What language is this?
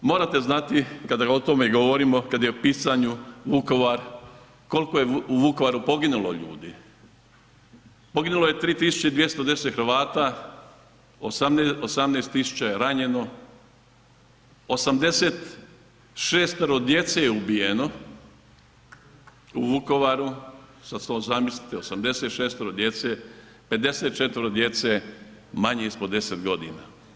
Croatian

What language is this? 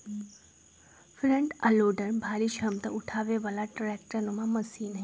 Magahi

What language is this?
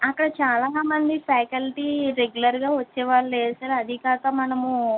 Telugu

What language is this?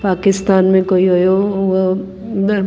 Sindhi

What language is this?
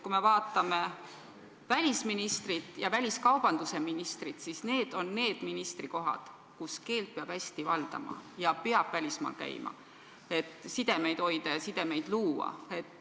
Estonian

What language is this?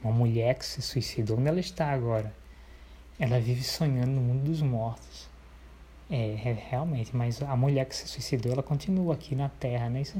Portuguese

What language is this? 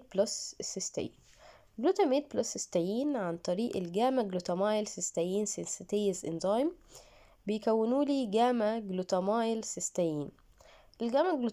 Arabic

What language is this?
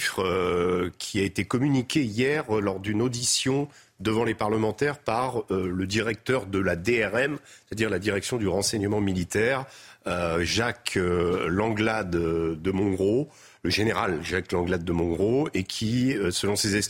French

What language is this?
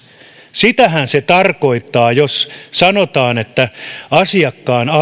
Finnish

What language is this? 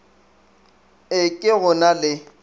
Northern Sotho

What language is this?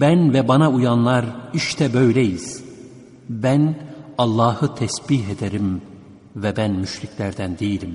Turkish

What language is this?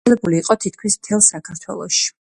Georgian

